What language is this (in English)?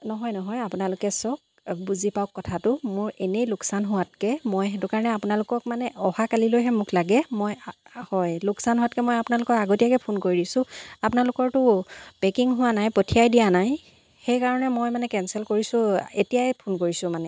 Assamese